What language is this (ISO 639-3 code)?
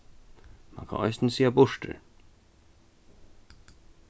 fao